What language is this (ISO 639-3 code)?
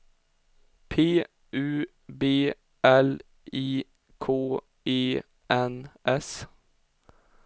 swe